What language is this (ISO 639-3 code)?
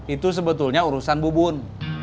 ind